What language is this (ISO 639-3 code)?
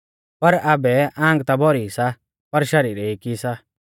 bfz